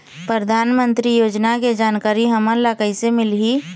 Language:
Chhattisgarhi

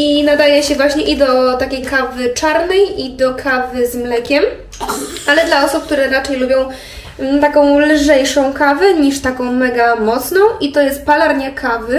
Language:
Polish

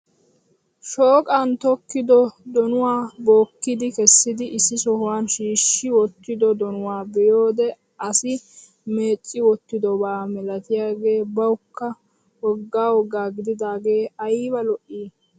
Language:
Wolaytta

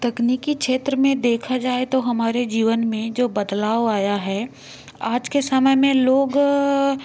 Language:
Hindi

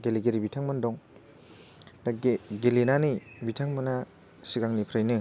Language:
Bodo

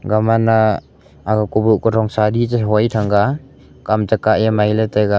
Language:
Wancho Naga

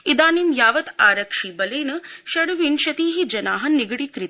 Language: Sanskrit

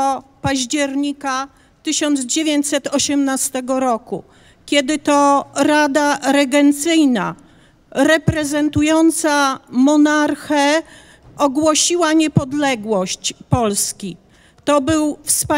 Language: Polish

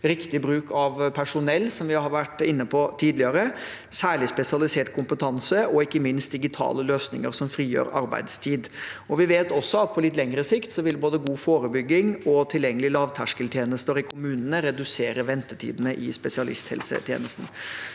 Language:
Norwegian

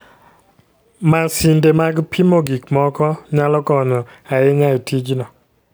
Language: Luo (Kenya and Tanzania)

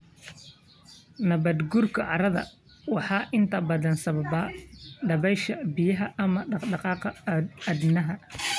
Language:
Somali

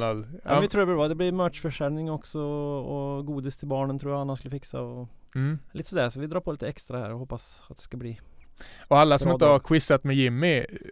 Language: Swedish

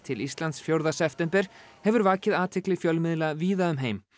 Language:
Icelandic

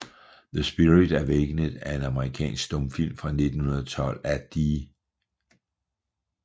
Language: Danish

